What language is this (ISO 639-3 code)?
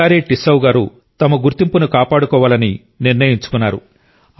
tel